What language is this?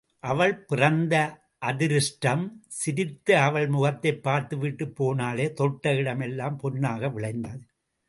Tamil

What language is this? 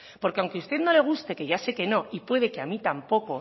Spanish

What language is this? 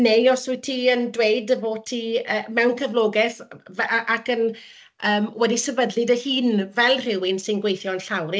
Welsh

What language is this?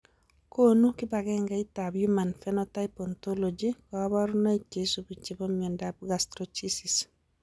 Kalenjin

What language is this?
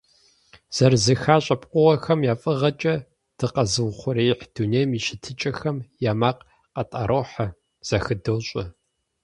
Kabardian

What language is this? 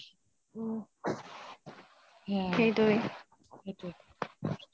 Assamese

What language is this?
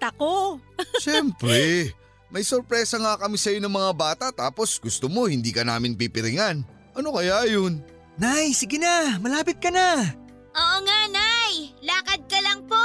Filipino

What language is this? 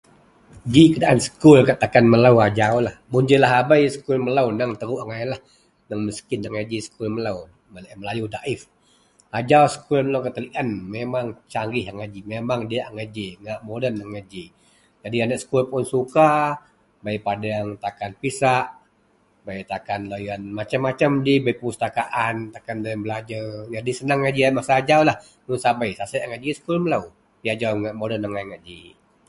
Central Melanau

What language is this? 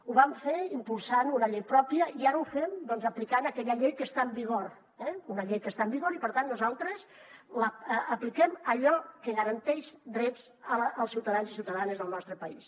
Catalan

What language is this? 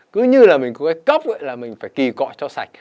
Vietnamese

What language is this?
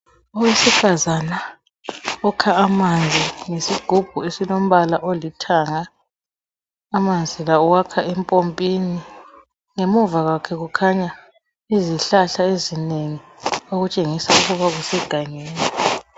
North Ndebele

